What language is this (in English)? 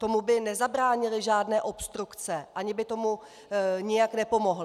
Czech